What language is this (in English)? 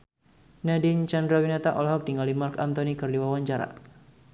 Sundanese